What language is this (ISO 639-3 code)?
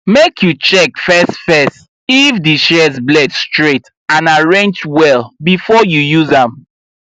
pcm